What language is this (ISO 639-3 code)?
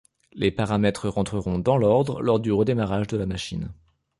fra